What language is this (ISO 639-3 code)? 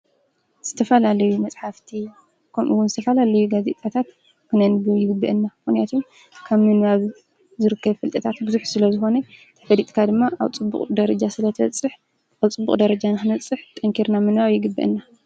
tir